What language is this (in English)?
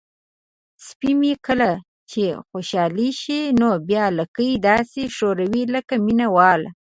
Pashto